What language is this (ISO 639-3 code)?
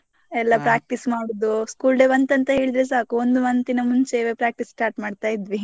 kan